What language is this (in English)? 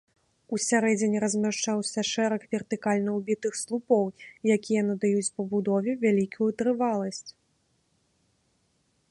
Belarusian